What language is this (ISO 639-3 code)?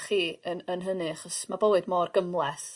cym